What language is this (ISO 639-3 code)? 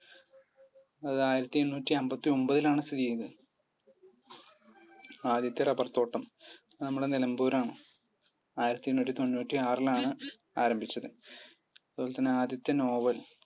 mal